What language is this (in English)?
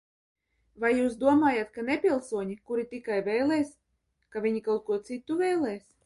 Latvian